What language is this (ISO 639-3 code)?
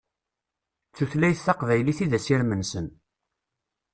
kab